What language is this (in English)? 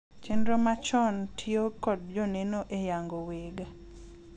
Luo (Kenya and Tanzania)